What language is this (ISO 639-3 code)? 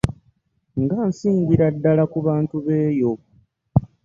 lug